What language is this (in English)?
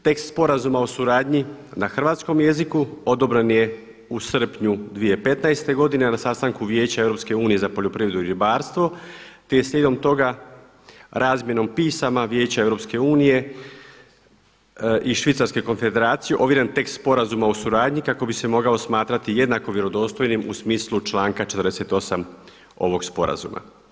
Croatian